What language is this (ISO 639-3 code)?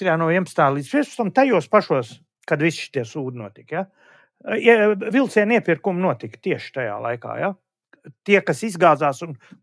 lav